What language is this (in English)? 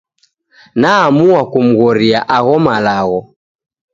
Taita